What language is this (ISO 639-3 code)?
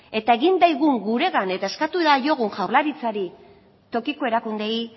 eus